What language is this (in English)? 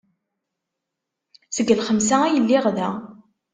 Kabyle